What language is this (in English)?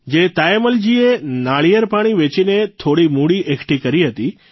Gujarati